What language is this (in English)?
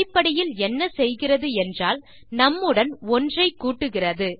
Tamil